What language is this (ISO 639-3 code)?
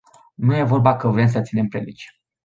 ron